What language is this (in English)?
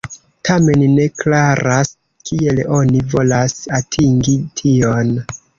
Esperanto